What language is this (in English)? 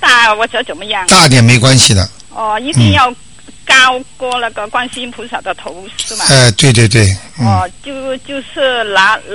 Chinese